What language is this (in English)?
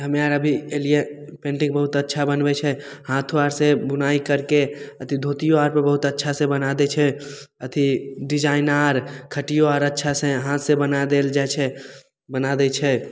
Maithili